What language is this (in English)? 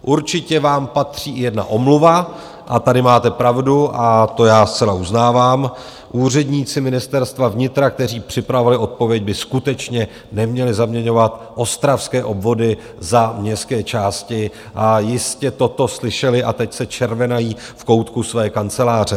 Czech